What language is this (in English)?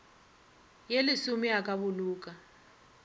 Northern Sotho